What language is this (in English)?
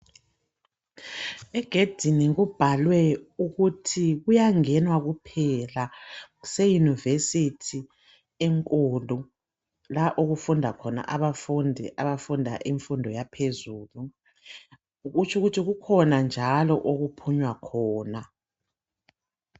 North Ndebele